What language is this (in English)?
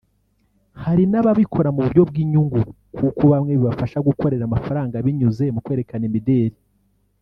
Kinyarwanda